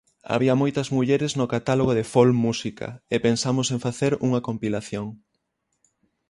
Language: Galician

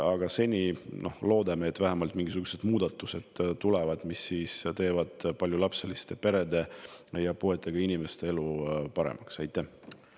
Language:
Estonian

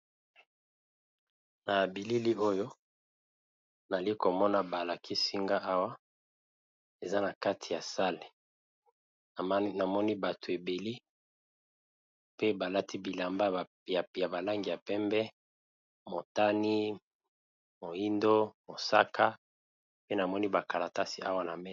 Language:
Lingala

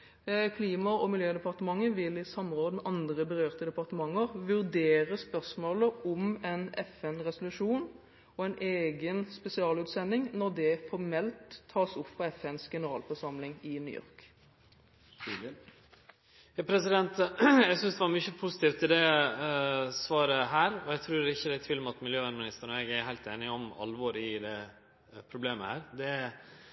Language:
Norwegian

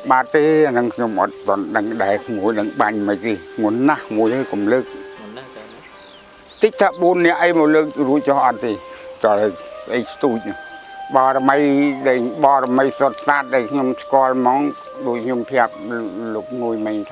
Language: Vietnamese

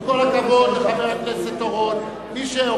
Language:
Hebrew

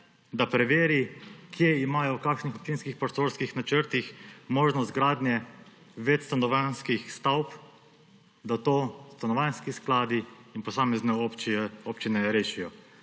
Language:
Slovenian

